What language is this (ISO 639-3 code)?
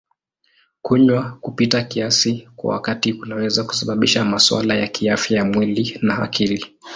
swa